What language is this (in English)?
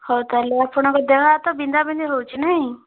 Odia